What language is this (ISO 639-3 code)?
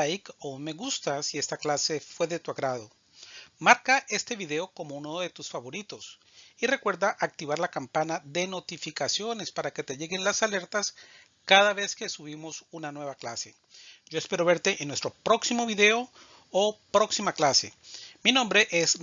spa